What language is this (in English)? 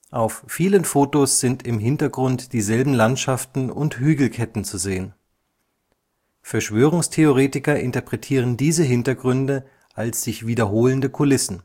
German